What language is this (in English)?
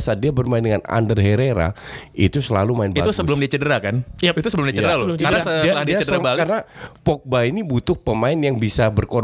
Indonesian